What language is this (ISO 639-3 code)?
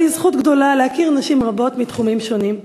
heb